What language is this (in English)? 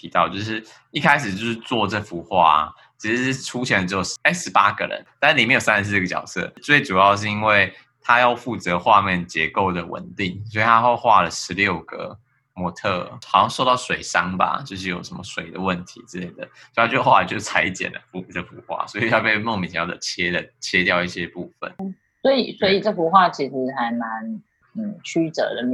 Chinese